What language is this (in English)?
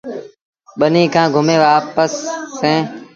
Sindhi Bhil